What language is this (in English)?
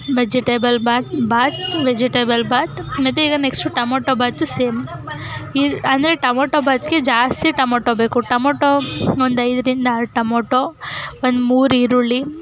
Kannada